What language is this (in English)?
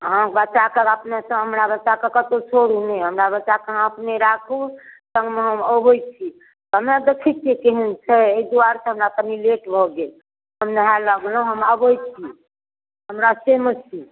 Maithili